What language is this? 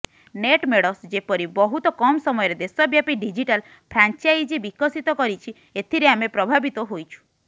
Odia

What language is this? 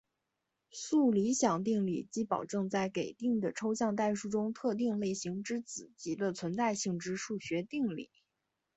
Chinese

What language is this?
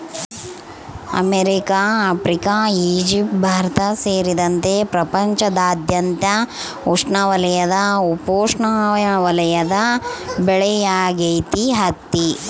Kannada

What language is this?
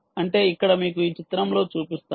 Telugu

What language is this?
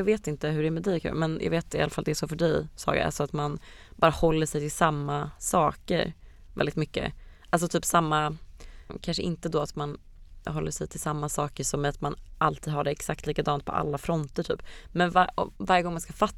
Swedish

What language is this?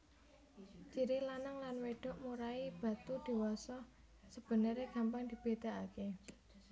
Javanese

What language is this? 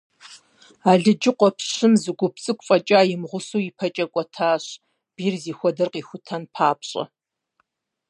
Kabardian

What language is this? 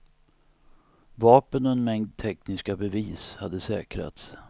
Swedish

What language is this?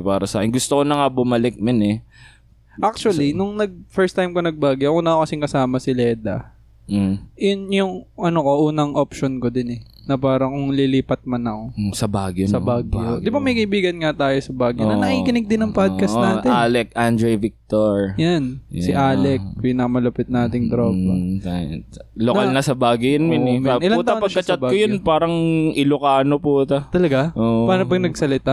Filipino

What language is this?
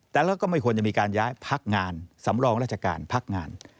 Thai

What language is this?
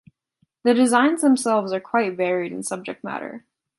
English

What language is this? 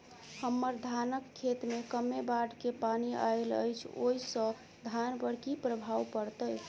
Maithili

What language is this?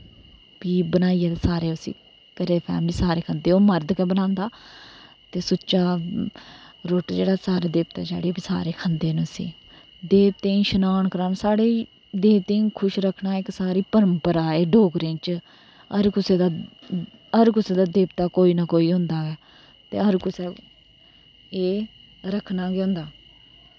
Dogri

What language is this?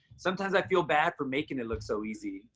English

